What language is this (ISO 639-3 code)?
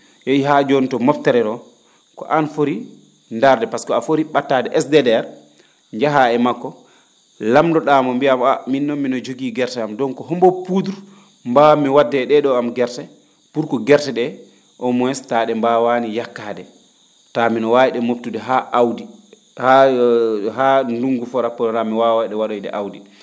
ful